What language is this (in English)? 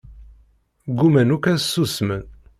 Kabyle